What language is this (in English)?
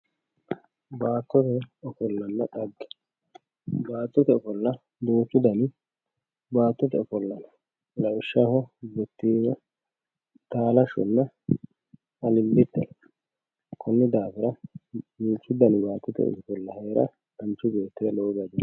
Sidamo